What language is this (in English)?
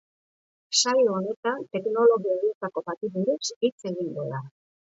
Basque